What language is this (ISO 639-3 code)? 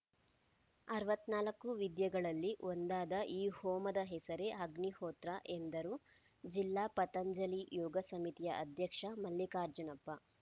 kan